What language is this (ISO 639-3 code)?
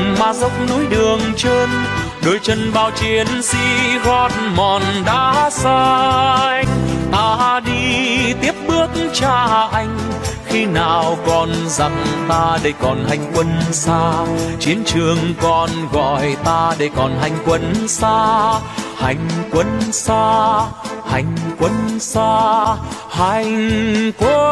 vie